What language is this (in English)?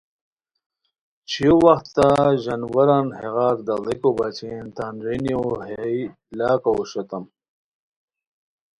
Khowar